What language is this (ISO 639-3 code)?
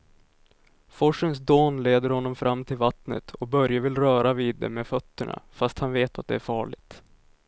swe